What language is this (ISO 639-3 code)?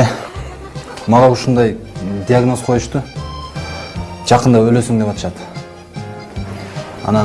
kor